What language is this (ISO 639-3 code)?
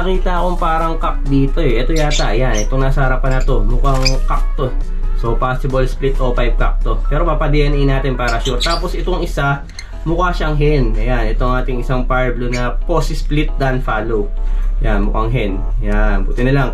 fil